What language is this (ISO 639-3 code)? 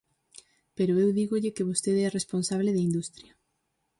glg